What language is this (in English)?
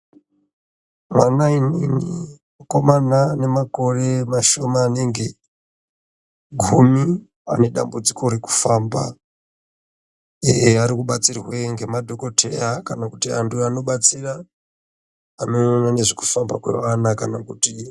Ndau